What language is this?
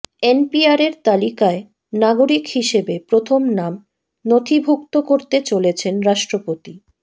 Bangla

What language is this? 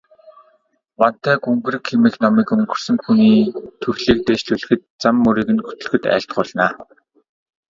Mongolian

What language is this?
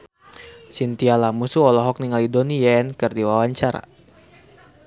Sundanese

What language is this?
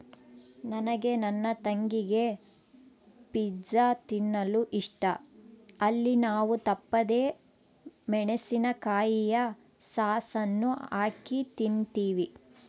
Kannada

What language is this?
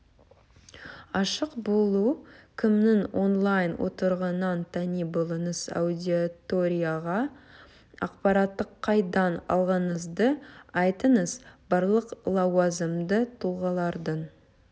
Kazakh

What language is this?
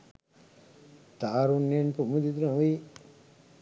Sinhala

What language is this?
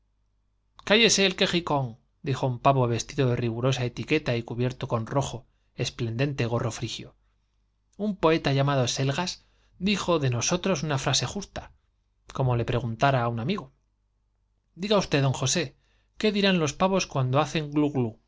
Spanish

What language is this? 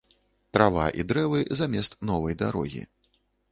Belarusian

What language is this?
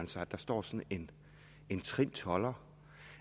Danish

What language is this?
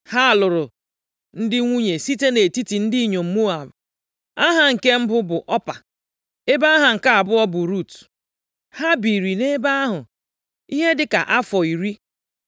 Igbo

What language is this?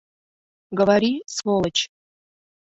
Mari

